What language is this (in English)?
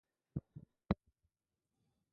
English